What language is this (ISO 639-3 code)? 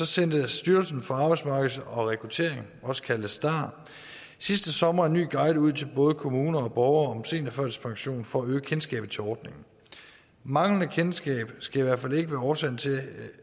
dan